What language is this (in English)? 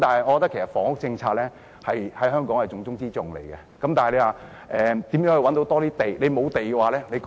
Cantonese